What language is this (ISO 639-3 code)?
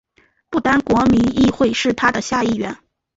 zho